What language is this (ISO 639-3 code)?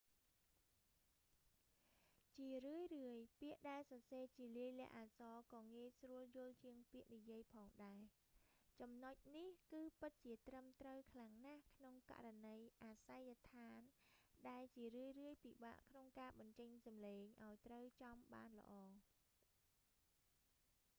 khm